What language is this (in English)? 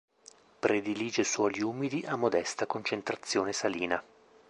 Italian